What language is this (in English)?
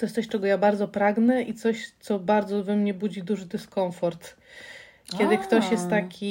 Polish